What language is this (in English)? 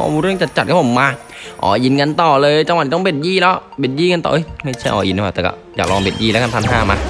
Thai